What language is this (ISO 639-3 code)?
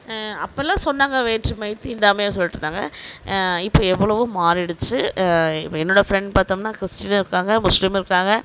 tam